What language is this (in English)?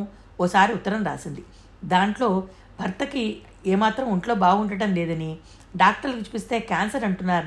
Telugu